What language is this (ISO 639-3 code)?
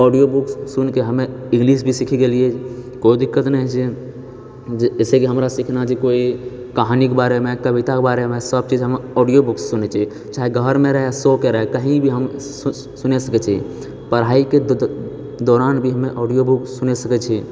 mai